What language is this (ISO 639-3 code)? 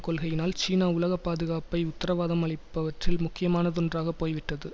tam